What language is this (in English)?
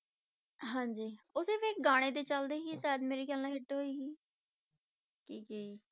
Punjabi